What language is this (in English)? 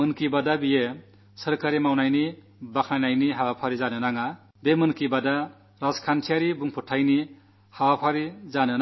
Malayalam